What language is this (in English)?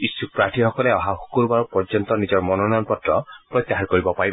Assamese